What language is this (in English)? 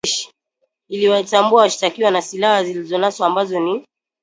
Swahili